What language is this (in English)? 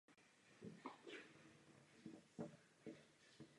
Czech